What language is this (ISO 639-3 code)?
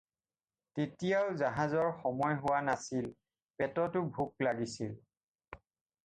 asm